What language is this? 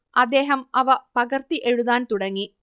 Malayalam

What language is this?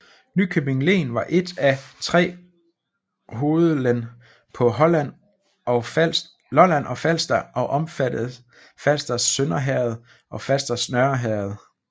Danish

